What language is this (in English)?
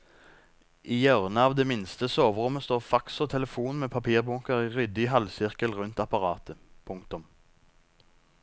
Norwegian